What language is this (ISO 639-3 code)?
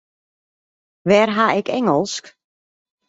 fry